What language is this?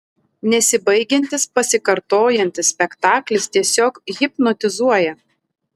Lithuanian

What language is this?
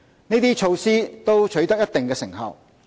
Cantonese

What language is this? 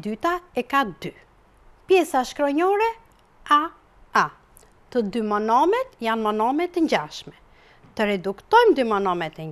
Dutch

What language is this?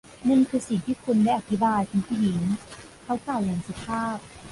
Thai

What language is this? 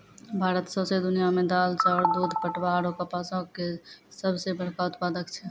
Maithili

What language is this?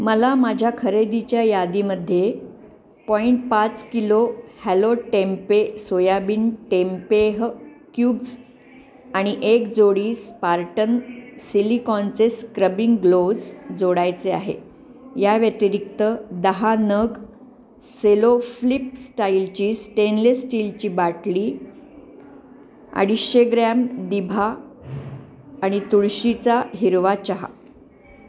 Marathi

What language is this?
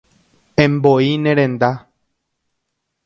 Guarani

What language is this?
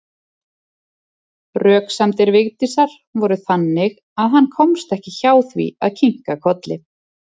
Icelandic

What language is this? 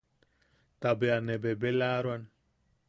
Yaqui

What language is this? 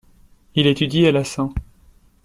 French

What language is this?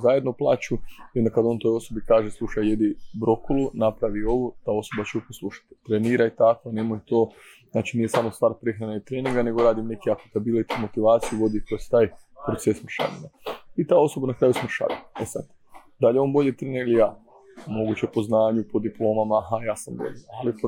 Croatian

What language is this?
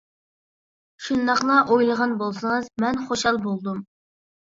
Uyghur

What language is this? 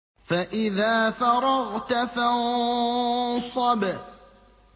Arabic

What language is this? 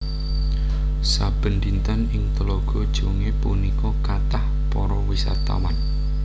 Javanese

